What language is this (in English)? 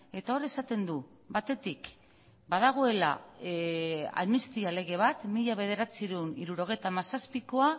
Basque